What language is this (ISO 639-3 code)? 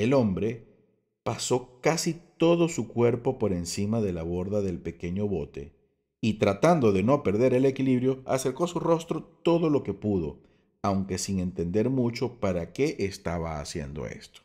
spa